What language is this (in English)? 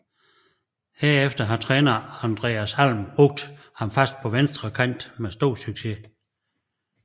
Danish